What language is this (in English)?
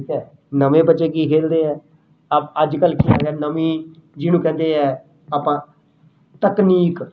Punjabi